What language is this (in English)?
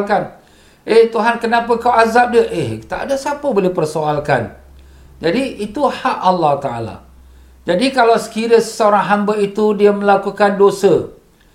Malay